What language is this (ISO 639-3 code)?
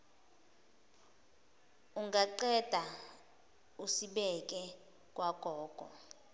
zul